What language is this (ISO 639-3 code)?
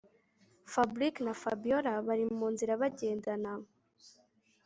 kin